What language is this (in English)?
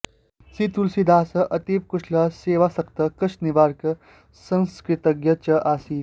Sanskrit